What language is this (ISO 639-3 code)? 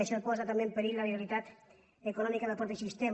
cat